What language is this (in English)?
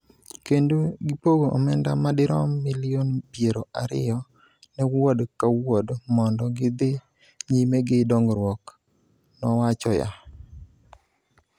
Luo (Kenya and Tanzania)